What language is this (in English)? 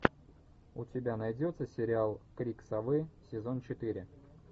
Russian